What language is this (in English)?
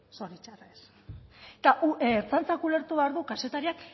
Basque